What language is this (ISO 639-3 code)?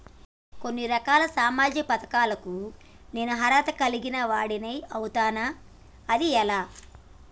tel